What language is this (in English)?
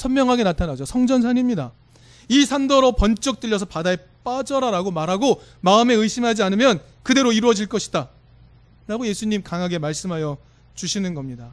Korean